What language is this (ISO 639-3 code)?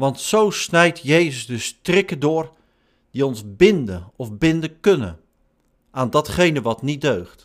nld